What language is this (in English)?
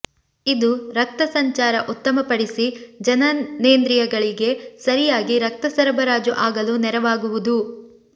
Kannada